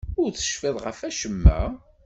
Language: Kabyle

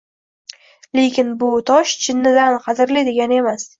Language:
Uzbek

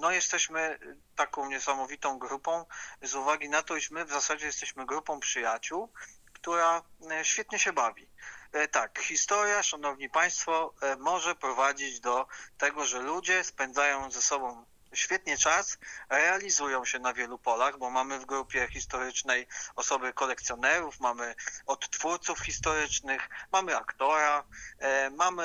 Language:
Polish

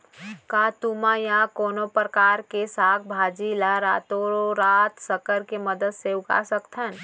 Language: Chhattisgarhi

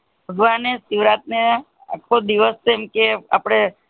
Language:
Gujarati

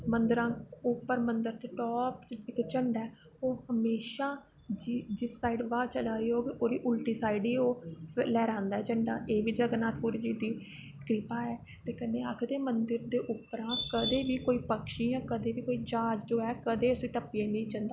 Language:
Dogri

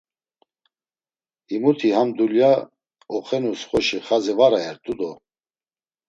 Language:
Laz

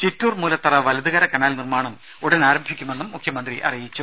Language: Malayalam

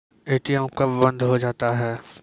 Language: Maithili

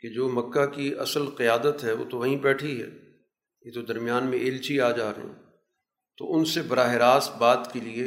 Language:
Urdu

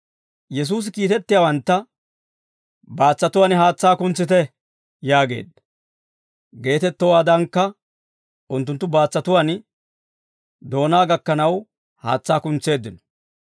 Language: Dawro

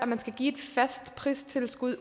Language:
Danish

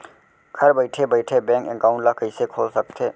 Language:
Chhattisgarhi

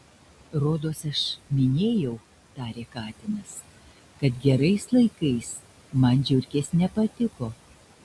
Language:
Lithuanian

